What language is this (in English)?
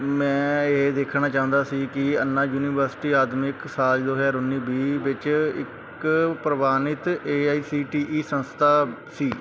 Punjabi